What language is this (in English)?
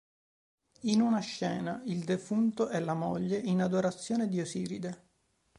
Italian